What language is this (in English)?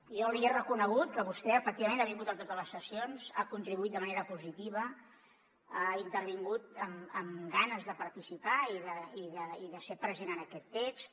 Catalan